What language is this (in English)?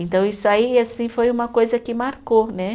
Portuguese